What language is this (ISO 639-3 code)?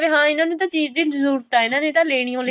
pan